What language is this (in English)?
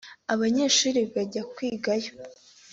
Kinyarwanda